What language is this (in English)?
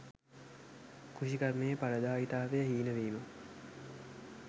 Sinhala